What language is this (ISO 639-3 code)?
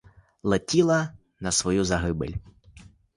ukr